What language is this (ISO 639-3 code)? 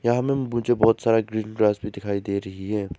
hin